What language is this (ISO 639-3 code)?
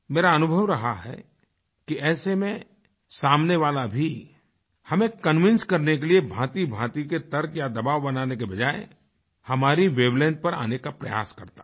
hin